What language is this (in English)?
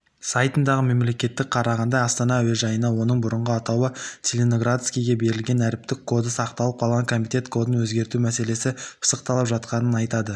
Kazakh